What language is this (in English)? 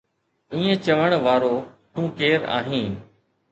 Sindhi